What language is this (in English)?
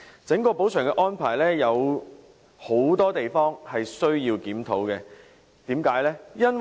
Cantonese